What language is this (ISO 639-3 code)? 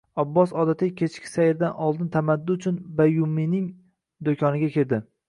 uzb